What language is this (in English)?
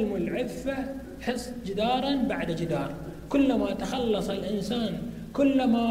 Arabic